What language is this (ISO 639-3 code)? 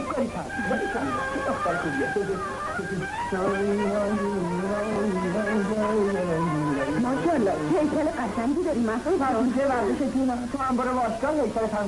fas